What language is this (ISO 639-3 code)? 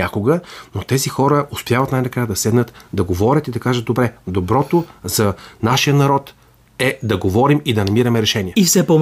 bul